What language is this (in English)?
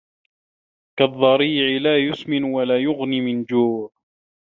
Arabic